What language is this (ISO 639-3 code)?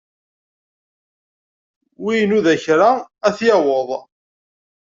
kab